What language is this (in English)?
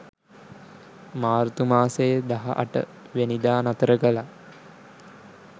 Sinhala